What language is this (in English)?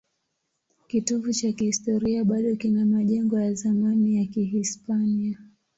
Swahili